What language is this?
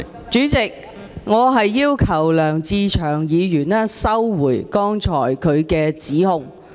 Cantonese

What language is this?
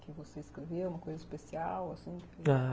Portuguese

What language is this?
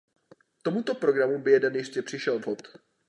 Czech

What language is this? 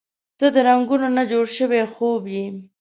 Pashto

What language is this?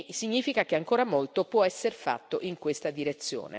Italian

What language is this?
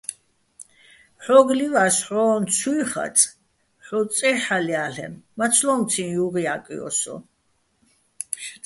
Bats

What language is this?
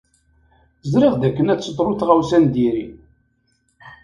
Kabyle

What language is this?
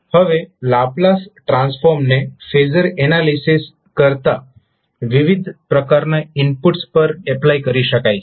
Gujarati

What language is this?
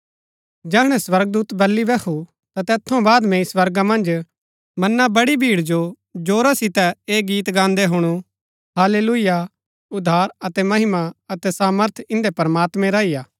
Gaddi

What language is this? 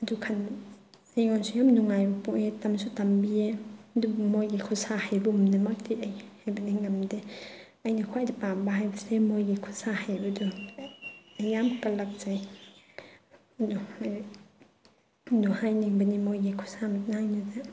Manipuri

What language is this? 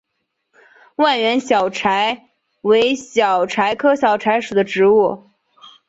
Chinese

